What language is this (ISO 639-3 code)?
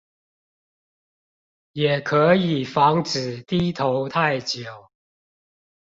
zho